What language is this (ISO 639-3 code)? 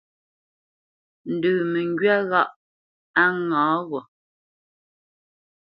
bce